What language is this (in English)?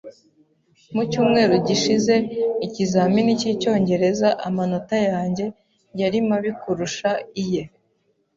Kinyarwanda